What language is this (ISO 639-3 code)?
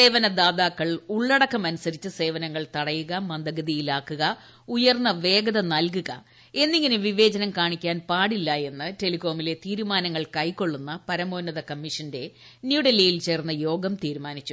mal